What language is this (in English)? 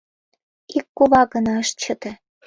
Mari